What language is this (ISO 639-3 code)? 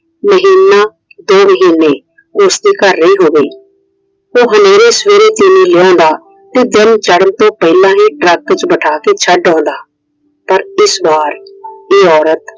pan